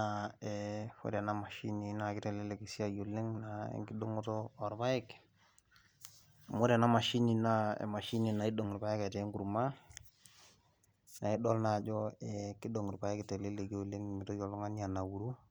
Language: Masai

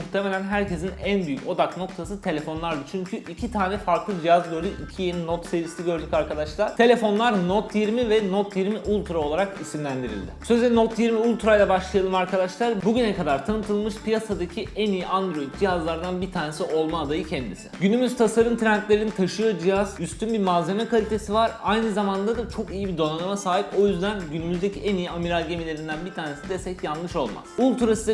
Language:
Turkish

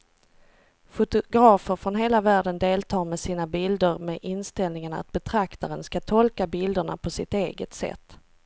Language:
Swedish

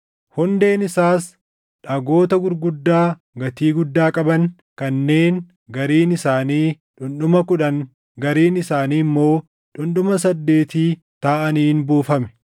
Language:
Oromo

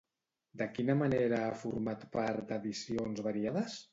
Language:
Catalan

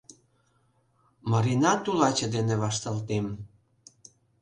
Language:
Mari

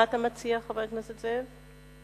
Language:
Hebrew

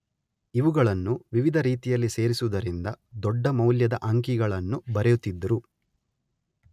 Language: Kannada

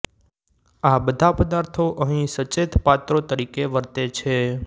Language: Gujarati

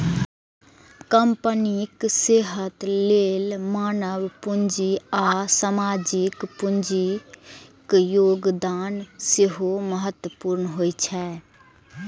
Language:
Maithili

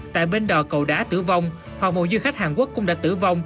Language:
Vietnamese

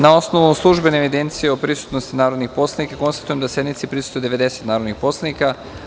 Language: Serbian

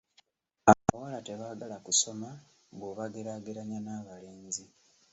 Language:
Ganda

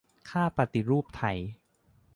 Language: Thai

